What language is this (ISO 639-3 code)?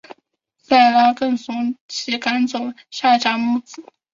zho